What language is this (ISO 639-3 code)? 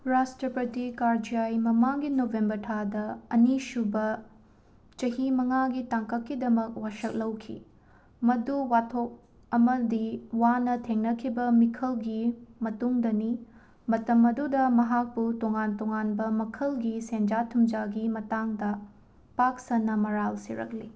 mni